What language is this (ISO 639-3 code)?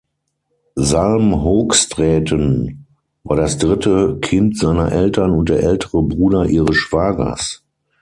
deu